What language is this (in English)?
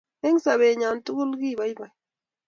Kalenjin